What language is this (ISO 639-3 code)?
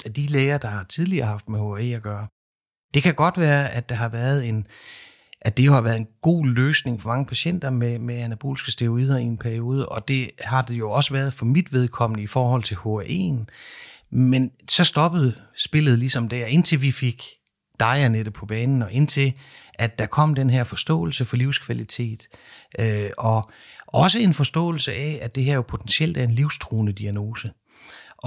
dan